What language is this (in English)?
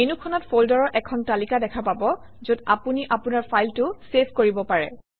Assamese